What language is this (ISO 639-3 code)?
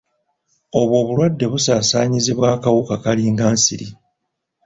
lug